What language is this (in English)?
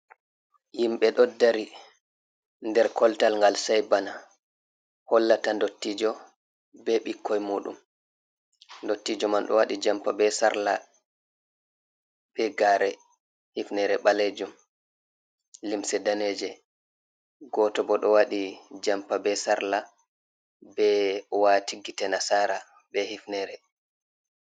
Fula